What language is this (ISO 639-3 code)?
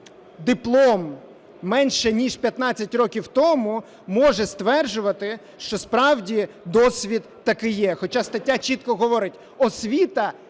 ukr